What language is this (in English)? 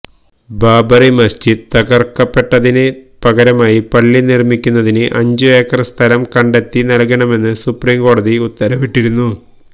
Malayalam